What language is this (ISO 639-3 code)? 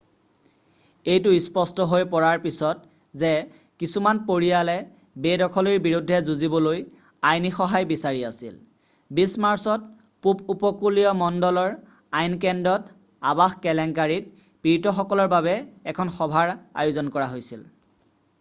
asm